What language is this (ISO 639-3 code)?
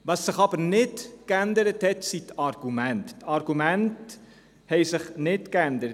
gsw